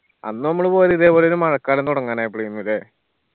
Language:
Malayalam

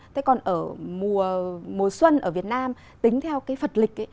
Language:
Vietnamese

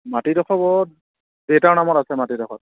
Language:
Assamese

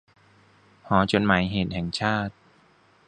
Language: Thai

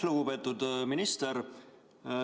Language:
Estonian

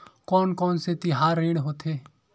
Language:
Chhattisgarhi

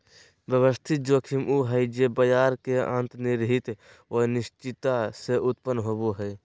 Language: Magahi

